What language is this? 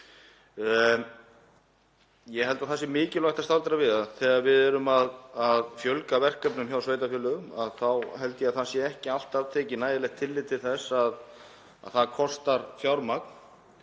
Icelandic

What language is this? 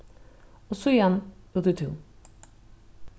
Faroese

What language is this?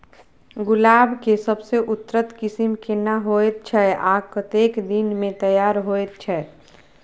Maithili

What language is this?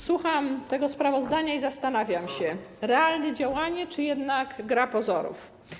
Polish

